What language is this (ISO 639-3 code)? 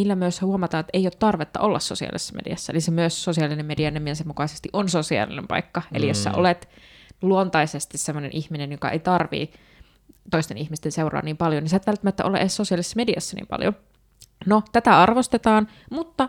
fin